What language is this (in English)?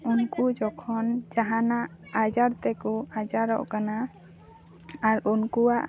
Santali